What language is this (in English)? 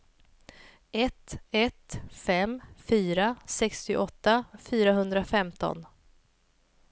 Swedish